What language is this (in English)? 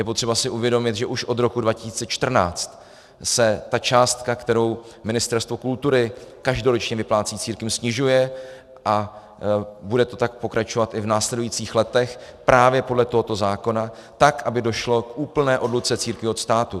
Czech